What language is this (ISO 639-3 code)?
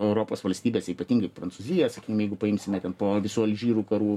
lit